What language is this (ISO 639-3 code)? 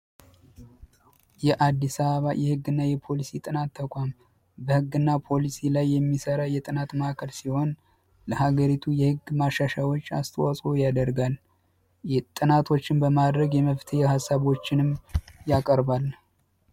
amh